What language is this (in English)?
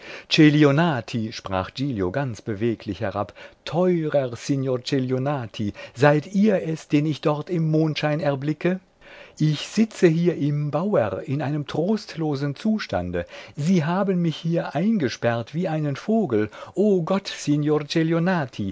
German